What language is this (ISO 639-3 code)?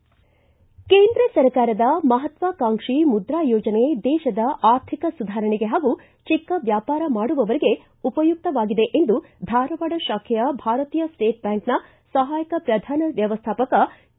kan